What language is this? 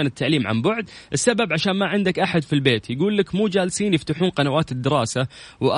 Arabic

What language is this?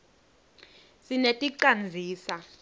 Swati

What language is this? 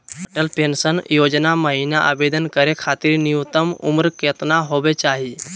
Magahi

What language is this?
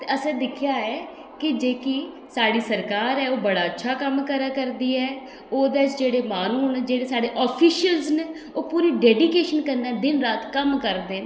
Dogri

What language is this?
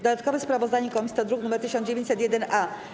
Polish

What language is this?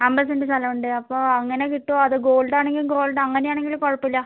Malayalam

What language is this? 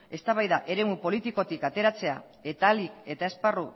Basque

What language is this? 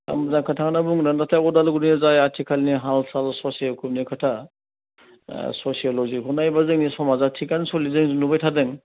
Bodo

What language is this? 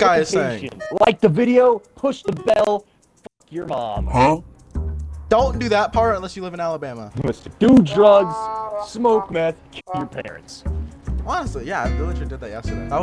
English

